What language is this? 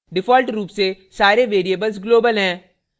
Hindi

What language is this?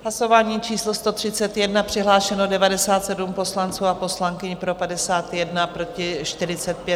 Czech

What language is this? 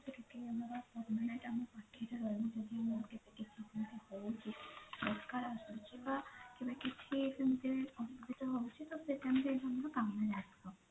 Odia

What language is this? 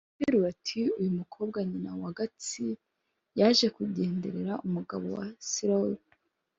Kinyarwanda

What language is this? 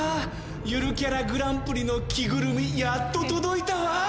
Japanese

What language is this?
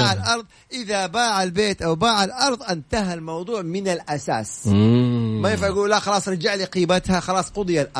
Arabic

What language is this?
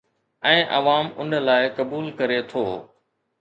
Sindhi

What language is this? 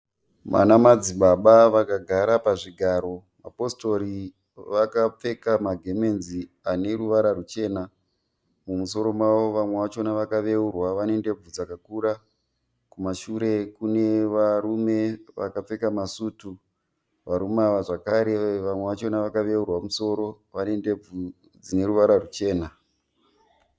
Shona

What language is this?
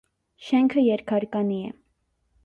Armenian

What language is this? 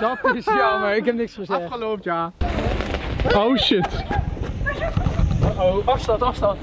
Dutch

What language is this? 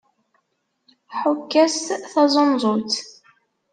Kabyle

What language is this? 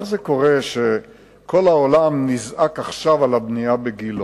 Hebrew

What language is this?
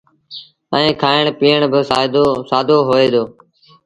Sindhi Bhil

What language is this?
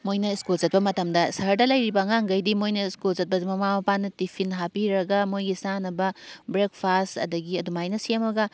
Manipuri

